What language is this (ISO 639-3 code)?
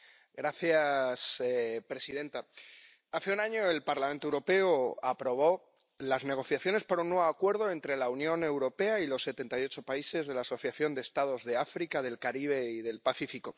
spa